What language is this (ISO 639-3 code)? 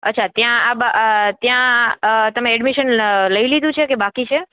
guj